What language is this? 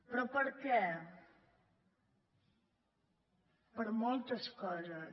Catalan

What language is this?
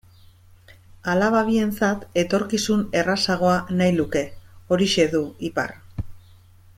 Basque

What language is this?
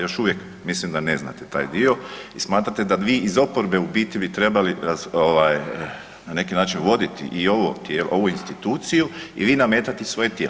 Croatian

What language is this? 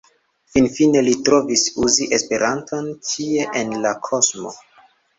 Esperanto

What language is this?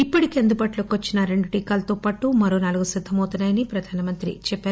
Telugu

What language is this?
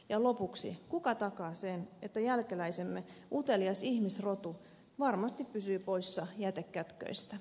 Finnish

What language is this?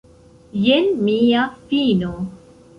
Esperanto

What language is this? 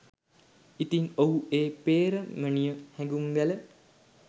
Sinhala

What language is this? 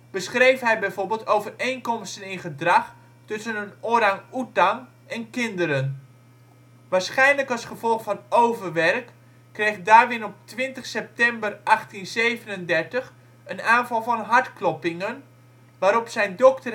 Dutch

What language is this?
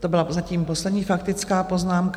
Czech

